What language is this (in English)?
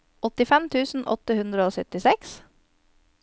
Norwegian